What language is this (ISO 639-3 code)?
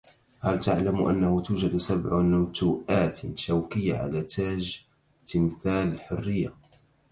ara